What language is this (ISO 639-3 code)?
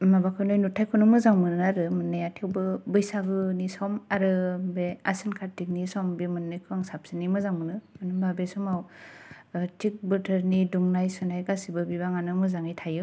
brx